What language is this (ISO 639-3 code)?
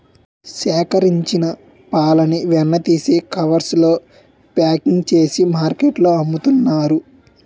tel